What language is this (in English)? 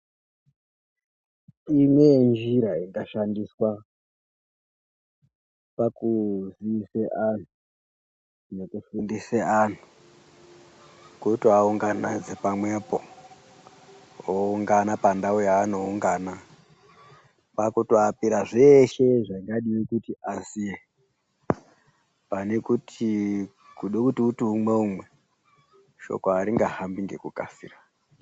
Ndau